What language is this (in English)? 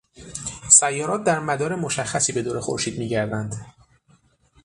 Persian